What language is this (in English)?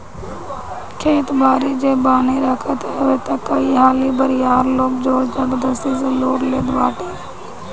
Bhojpuri